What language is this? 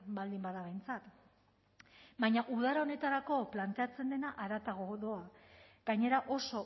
Basque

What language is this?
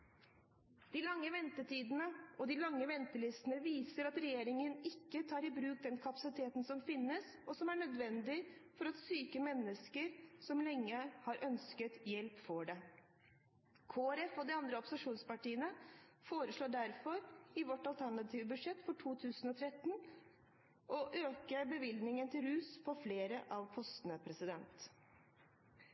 Norwegian Bokmål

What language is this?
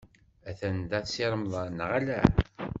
Kabyle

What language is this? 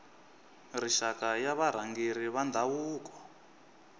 Tsonga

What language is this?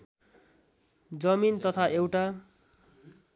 Nepali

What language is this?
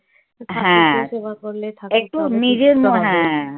Bangla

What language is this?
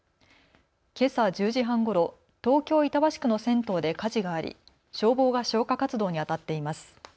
Japanese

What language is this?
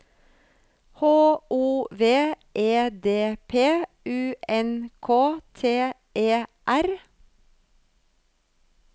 Norwegian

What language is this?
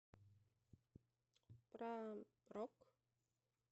Russian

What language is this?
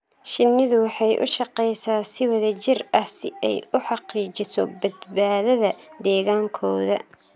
Somali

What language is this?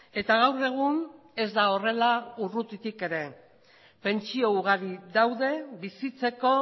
Basque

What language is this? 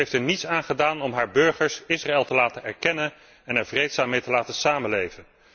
Dutch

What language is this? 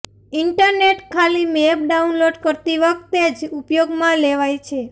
Gujarati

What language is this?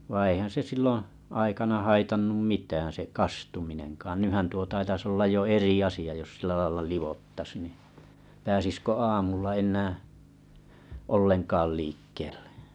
Finnish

